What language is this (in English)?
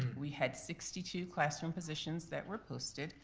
English